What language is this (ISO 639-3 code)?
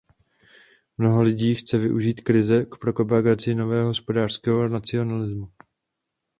ces